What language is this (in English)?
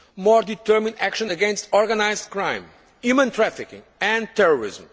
English